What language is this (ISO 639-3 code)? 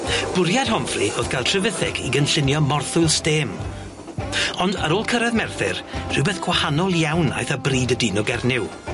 cym